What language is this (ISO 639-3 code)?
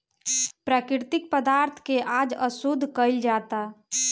bho